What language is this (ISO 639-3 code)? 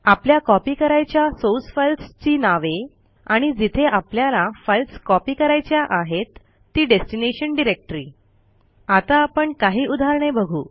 mar